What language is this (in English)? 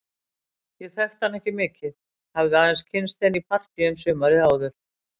Icelandic